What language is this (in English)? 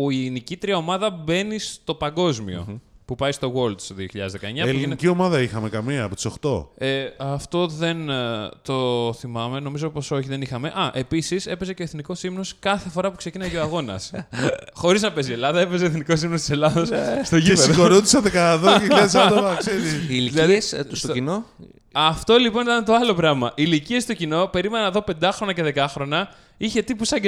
Greek